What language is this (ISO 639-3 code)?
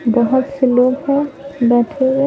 hin